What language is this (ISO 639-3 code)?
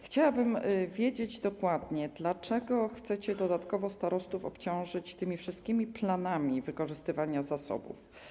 pol